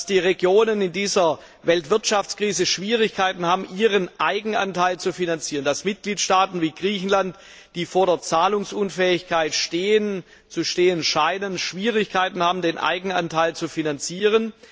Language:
German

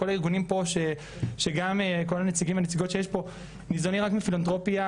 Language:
Hebrew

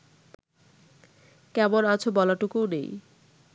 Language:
Bangla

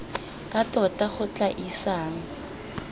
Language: Tswana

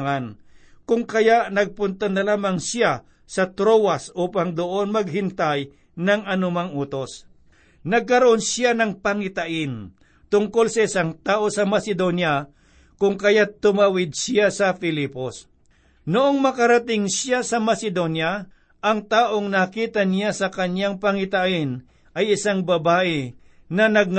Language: Filipino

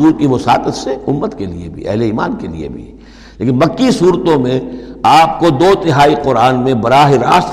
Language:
Urdu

